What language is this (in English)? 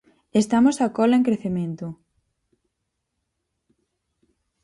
Galician